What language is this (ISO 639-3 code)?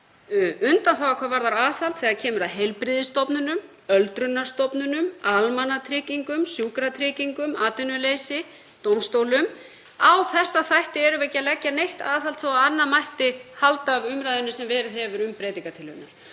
isl